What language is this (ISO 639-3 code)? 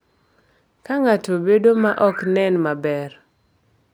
luo